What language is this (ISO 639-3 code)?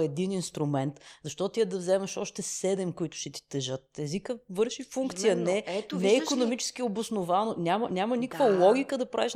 bul